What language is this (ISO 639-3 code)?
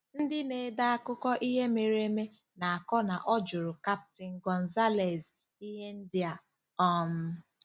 ibo